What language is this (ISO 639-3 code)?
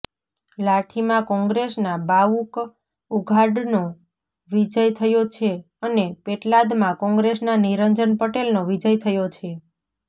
guj